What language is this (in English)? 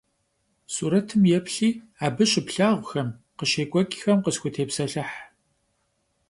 Kabardian